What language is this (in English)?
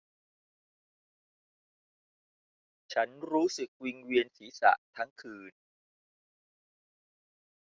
Thai